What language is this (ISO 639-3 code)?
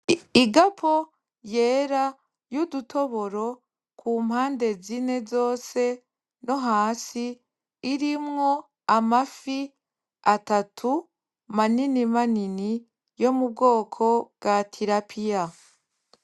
run